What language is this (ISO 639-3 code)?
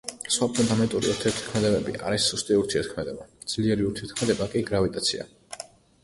kat